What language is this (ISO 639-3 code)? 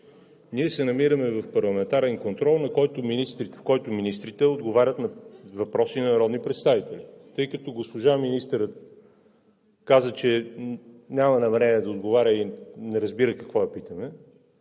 bul